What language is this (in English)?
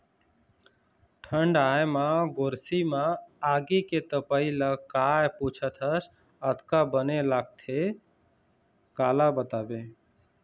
Chhattisgarhi